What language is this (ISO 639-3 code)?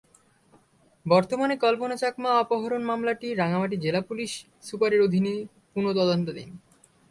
ben